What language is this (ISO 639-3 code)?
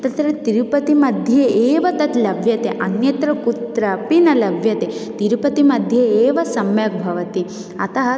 san